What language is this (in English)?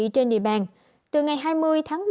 Vietnamese